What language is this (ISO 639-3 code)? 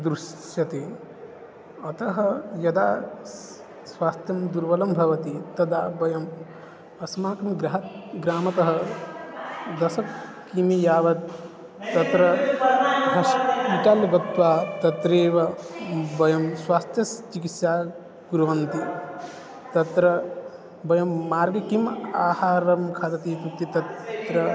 san